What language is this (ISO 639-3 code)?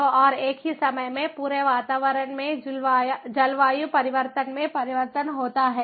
hin